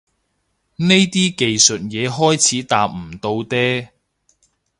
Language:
Cantonese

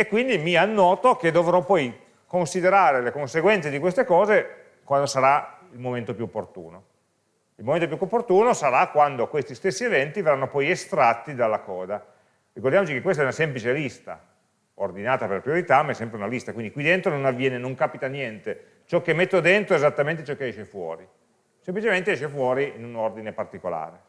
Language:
Italian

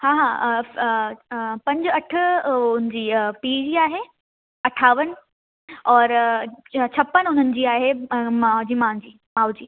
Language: Sindhi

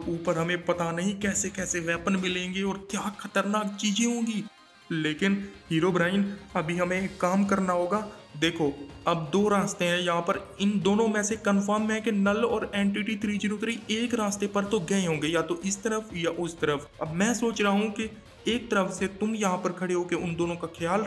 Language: Hindi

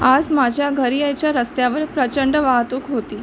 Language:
Marathi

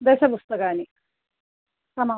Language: Sanskrit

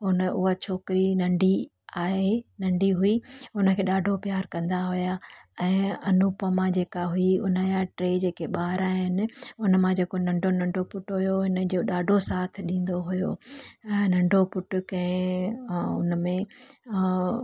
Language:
Sindhi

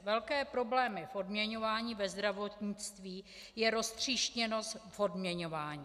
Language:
Czech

